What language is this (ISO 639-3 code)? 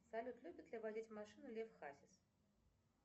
rus